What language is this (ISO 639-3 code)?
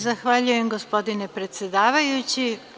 srp